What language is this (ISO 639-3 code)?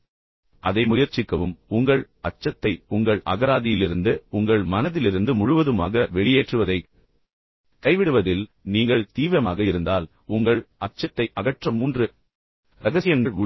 tam